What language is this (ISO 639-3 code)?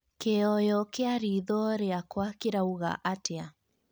kik